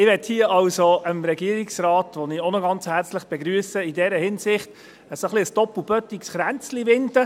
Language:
Swiss German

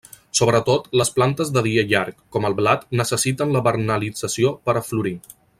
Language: Catalan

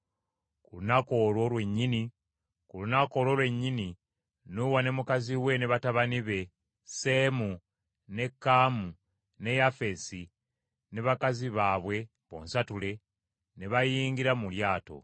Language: Ganda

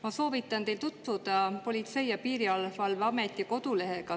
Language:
Estonian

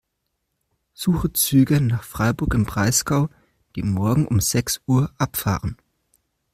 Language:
German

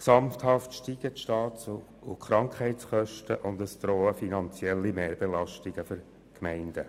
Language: Swiss German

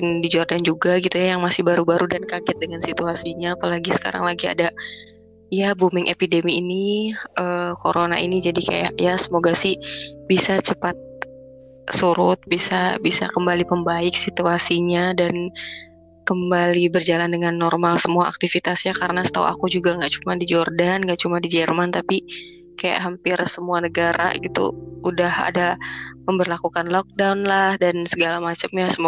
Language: Indonesian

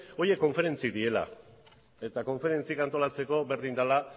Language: Basque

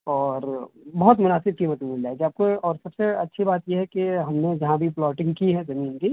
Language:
Urdu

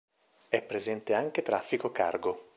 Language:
Italian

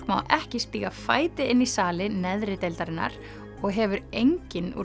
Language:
Icelandic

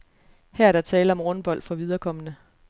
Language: Danish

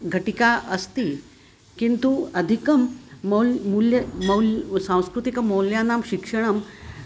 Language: Sanskrit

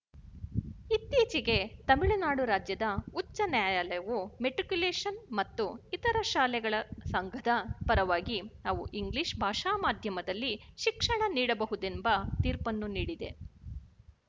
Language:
Kannada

